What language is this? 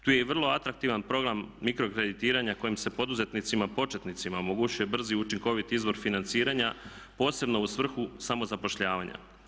Croatian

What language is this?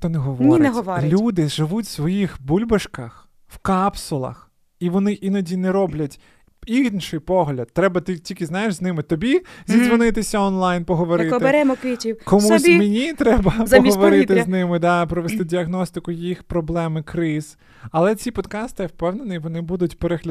Ukrainian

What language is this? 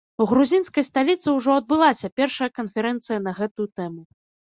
Belarusian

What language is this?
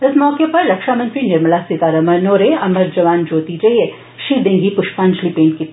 Dogri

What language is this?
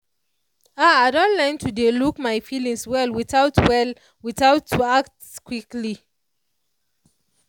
Nigerian Pidgin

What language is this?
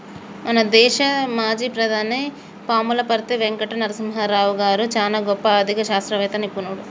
Telugu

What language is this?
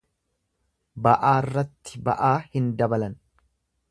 Oromo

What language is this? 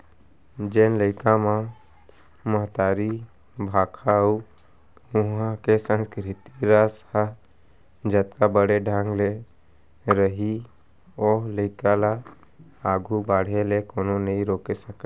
Chhattisgarhi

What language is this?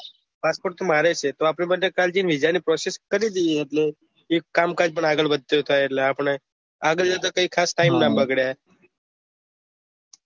Gujarati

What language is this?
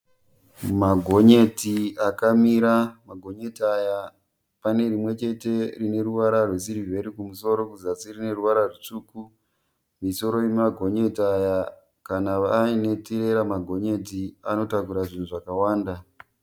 Shona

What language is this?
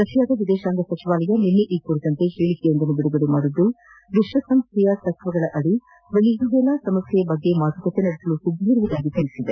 Kannada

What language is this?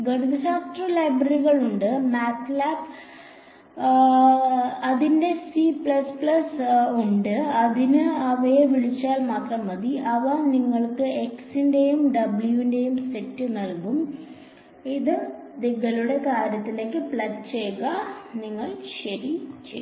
Malayalam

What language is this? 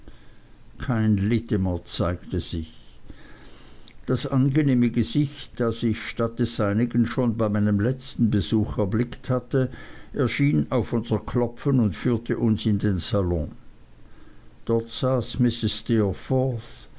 German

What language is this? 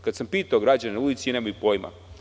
Serbian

